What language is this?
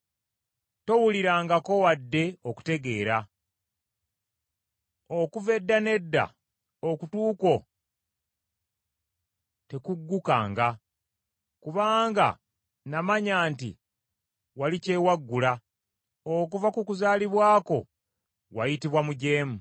Ganda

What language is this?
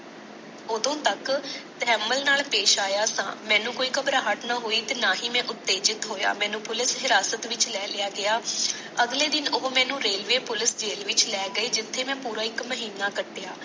Punjabi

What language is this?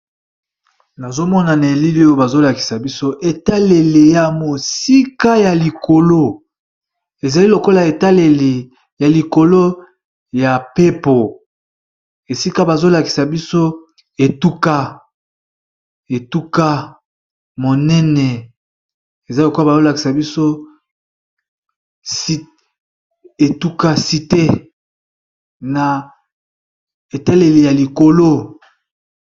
Lingala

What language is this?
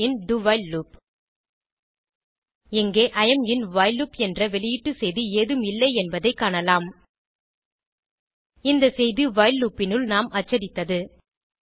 Tamil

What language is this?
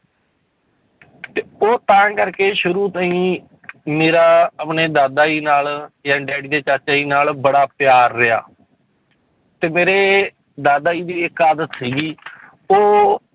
Punjabi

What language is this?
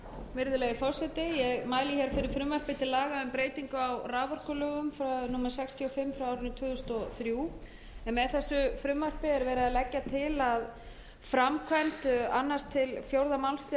Icelandic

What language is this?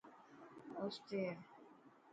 Dhatki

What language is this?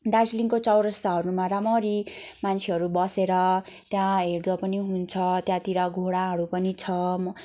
Nepali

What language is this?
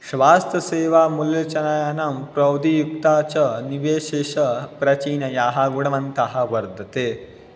Sanskrit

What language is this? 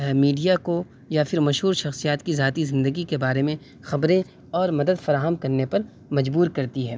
Urdu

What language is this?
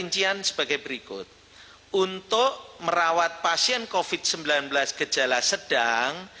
Indonesian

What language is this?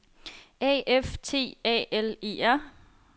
Danish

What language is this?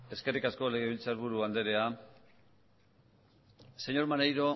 Basque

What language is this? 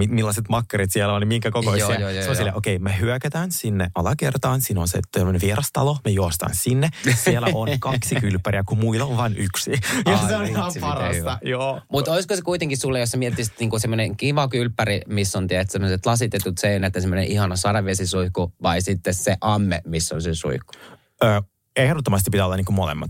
Finnish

